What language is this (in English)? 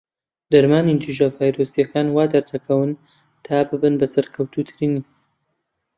Central Kurdish